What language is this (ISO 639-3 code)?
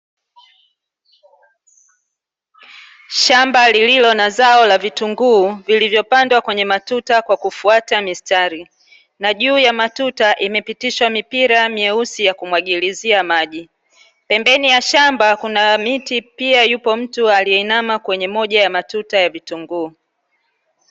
swa